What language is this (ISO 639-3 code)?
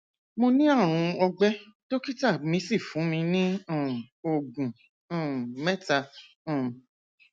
yor